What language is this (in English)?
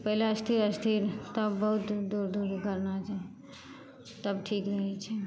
Maithili